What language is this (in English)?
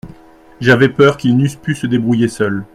French